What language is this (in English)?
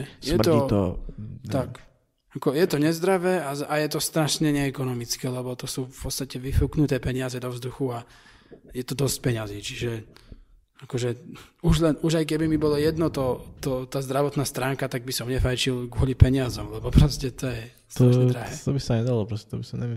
Slovak